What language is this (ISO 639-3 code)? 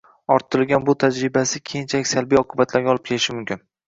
uzb